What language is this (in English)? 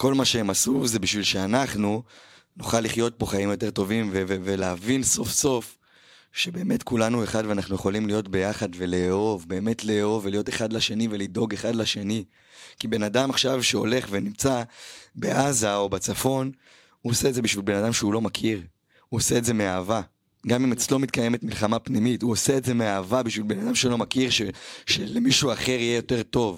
Hebrew